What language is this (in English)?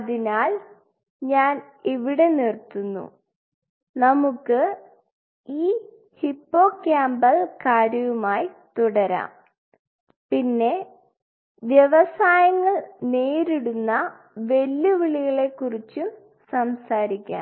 Malayalam